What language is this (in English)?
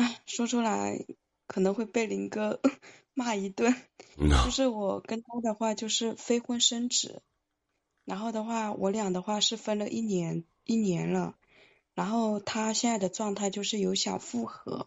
Chinese